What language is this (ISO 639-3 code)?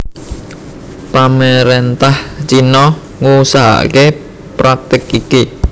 jav